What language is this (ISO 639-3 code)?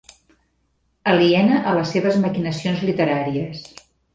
cat